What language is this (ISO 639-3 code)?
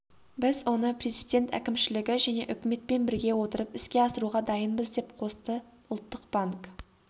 kaz